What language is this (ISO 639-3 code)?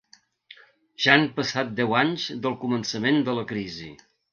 cat